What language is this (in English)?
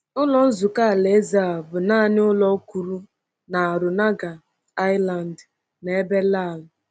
Igbo